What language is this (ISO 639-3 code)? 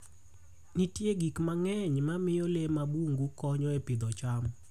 luo